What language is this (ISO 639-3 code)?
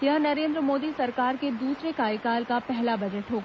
hin